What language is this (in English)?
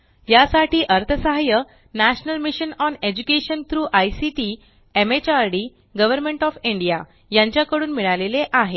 Marathi